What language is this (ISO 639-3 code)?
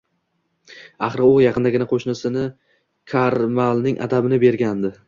uzb